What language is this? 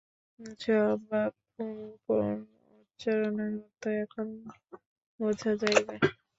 Bangla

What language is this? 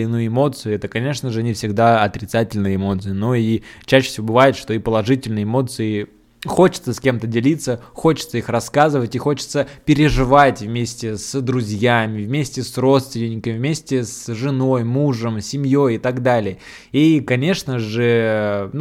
Russian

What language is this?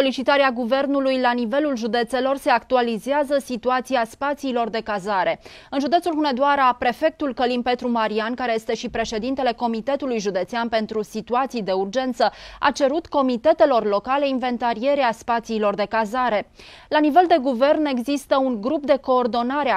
Romanian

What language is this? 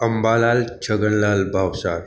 Gujarati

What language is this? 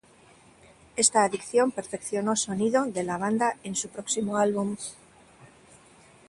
Spanish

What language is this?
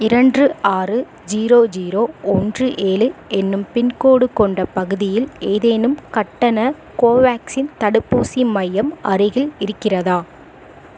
Tamil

